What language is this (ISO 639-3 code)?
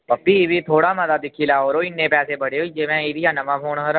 doi